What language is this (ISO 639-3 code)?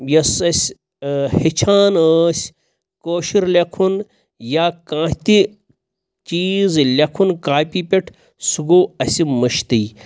kas